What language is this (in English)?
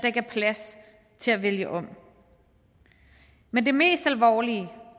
Danish